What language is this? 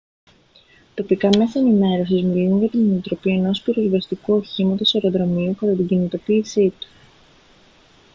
Greek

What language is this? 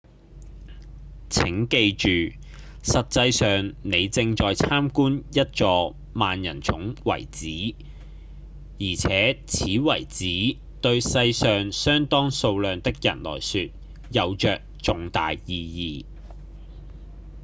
Cantonese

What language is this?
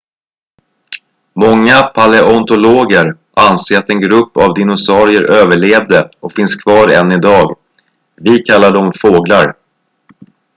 Swedish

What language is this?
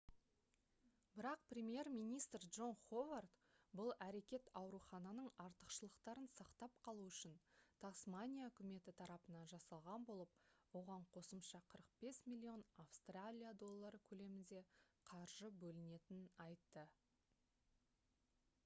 Kazakh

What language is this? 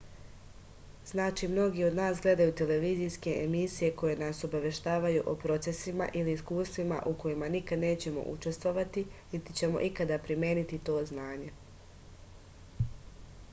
Serbian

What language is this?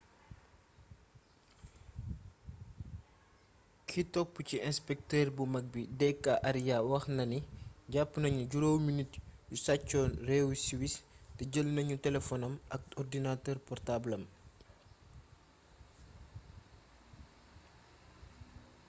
Wolof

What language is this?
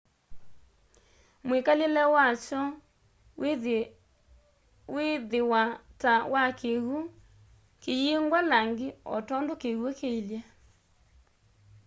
Kamba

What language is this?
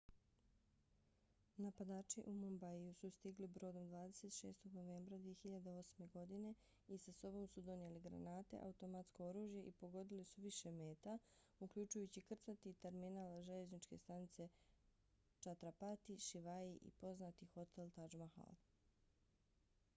Bosnian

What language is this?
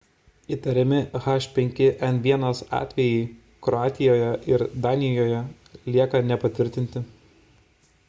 Lithuanian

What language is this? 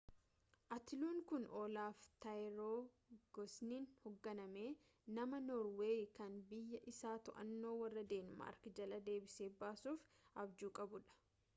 Oromo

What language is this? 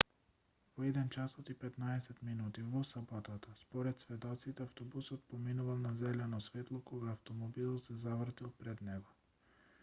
Macedonian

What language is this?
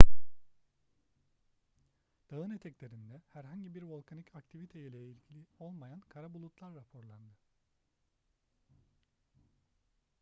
Turkish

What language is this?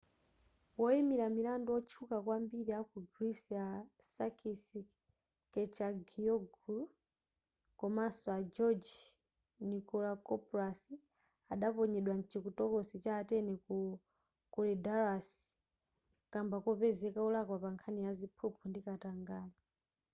Nyanja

